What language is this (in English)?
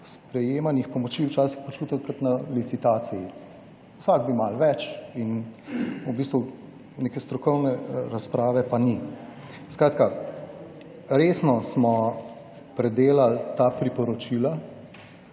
Slovenian